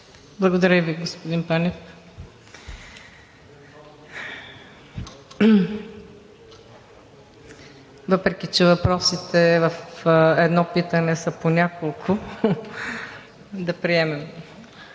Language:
Bulgarian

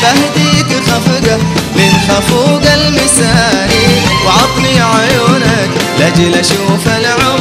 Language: Arabic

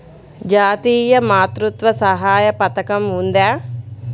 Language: Telugu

